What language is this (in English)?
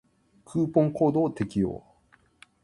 Japanese